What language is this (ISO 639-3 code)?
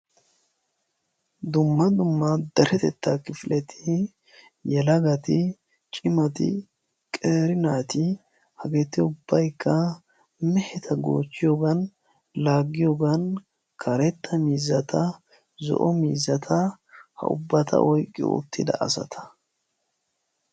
wal